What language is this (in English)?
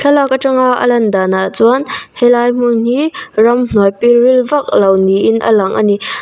Mizo